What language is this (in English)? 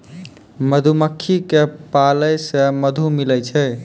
Maithili